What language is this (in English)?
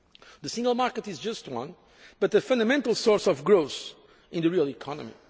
English